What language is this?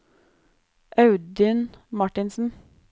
Norwegian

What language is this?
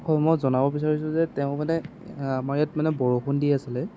Assamese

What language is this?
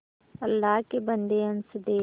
Hindi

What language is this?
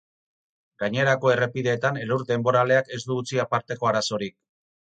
Basque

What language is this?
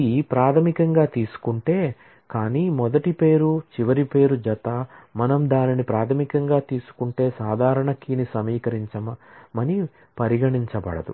Telugu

